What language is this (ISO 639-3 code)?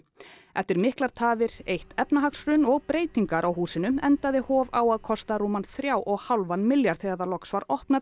isl